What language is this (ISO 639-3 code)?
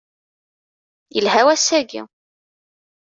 kab